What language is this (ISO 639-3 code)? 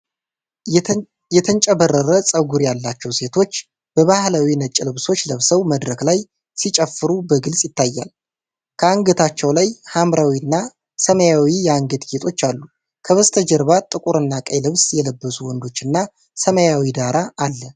amh